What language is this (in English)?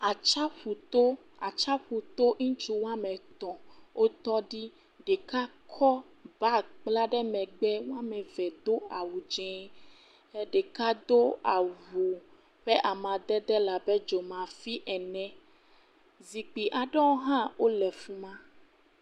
Ewe